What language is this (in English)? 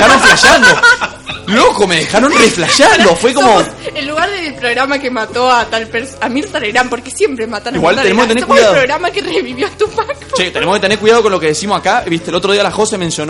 Spanish